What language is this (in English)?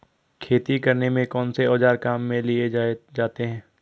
Hindi